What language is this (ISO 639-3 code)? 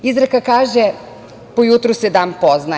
srp